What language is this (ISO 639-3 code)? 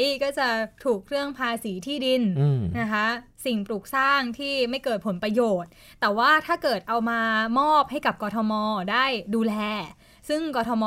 tha